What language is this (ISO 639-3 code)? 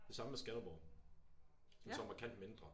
dan